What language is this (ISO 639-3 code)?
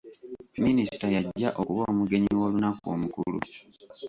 lug